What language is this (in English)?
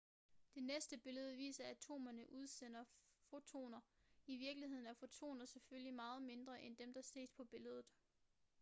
Danish